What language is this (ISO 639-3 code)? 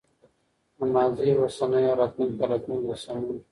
pus